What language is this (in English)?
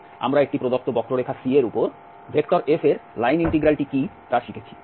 Bangla